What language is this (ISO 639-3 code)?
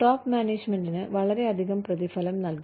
mal